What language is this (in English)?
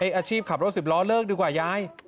Thai